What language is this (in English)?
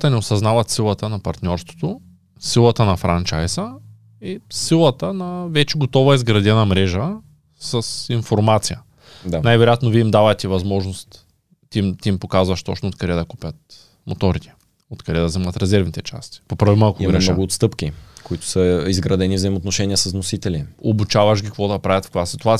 Bulgarian